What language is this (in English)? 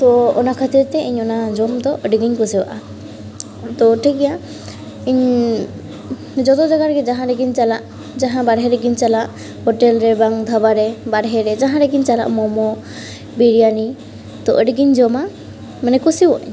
Santali